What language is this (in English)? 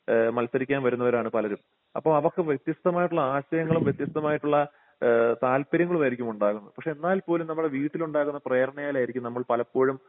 Malayalam